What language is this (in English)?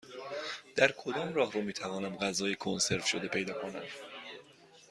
Persian